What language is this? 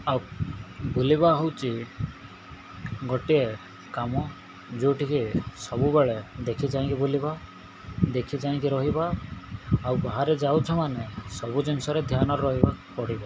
Odia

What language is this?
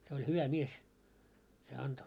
Finnish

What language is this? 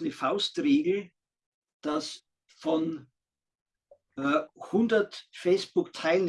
German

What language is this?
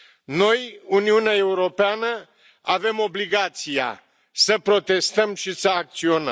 Romanian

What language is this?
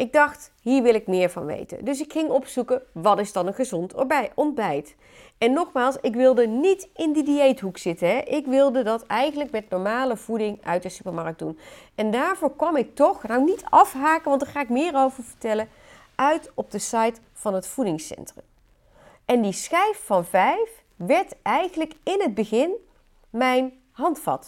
Dutch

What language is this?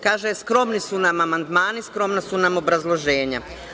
Serbian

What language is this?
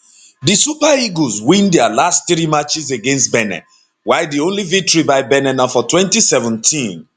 Nigerian Pidgin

